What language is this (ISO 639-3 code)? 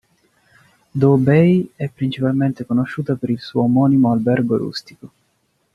ita